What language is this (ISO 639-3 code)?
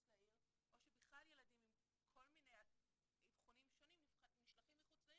heb